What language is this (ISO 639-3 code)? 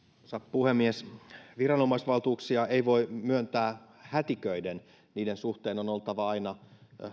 fin